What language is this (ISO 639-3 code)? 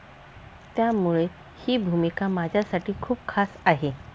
mar